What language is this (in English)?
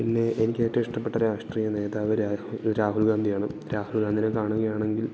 Malayalam